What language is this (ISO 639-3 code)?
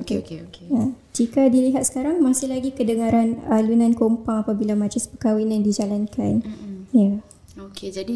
msa